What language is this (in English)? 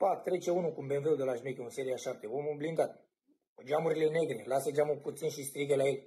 Romanian